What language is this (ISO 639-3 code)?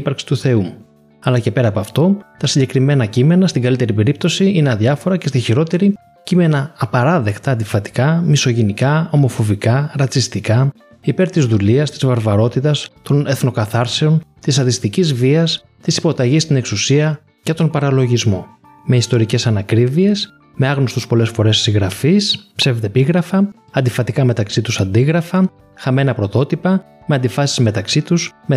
ell